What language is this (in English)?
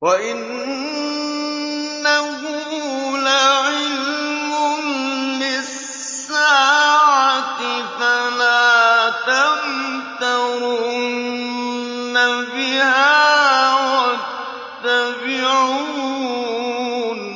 Arabic